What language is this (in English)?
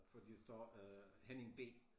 Danish